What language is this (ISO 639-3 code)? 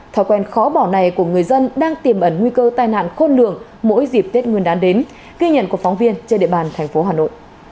vie